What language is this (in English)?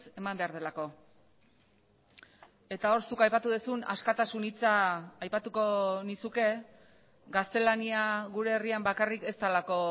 Basque